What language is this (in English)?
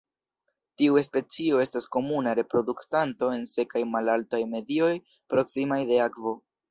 Esperanto